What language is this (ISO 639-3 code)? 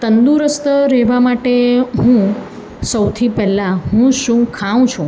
guj